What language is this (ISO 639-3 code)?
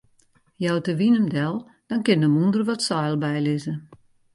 fry